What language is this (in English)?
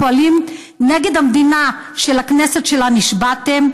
Hebrew